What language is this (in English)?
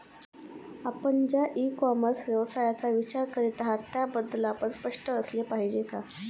Marathi